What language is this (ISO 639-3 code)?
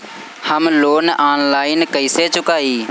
bho